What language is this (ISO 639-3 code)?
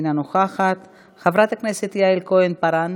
heb